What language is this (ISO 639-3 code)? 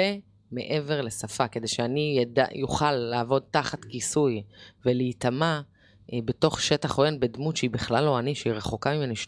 heb